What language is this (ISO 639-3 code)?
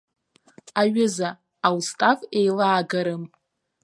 abk